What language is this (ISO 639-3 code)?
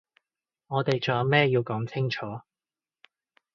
yue